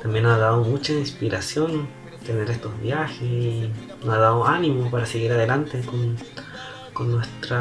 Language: Spanish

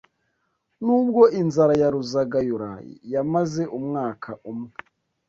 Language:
Kinyarwanda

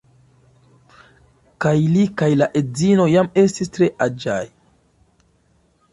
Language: Esperanto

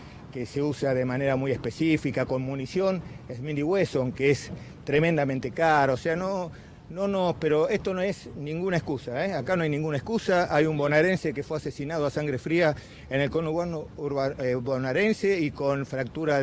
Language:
Spanish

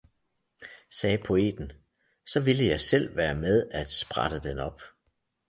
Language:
Danish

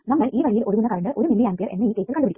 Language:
Malayalam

